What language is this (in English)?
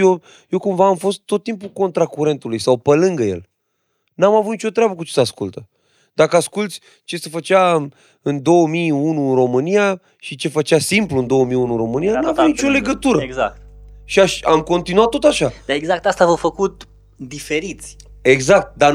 Romanian